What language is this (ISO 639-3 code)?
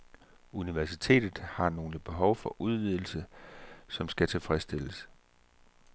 dan